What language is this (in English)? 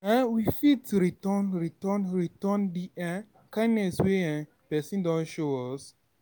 Nigerian Pidgin